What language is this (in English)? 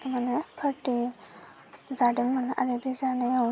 Bodo